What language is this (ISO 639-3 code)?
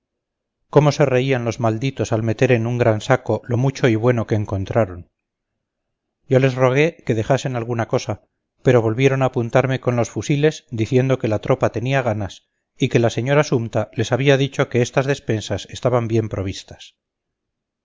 spa